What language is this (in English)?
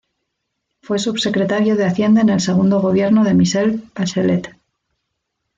Spanish